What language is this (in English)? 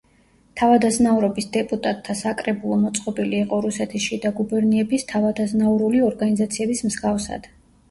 Georgian